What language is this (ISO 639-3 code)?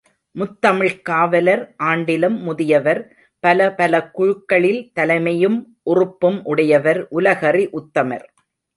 tam